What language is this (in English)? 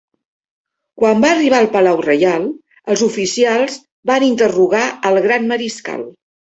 Catalan